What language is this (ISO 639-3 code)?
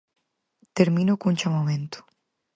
glg